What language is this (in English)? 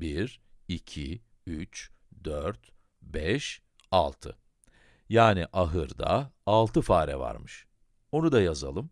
Turkish